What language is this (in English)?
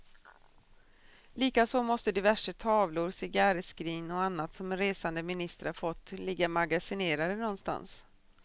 Swedish